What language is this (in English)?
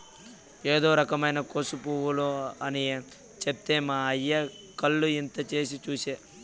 Telugu